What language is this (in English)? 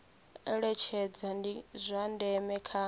Venda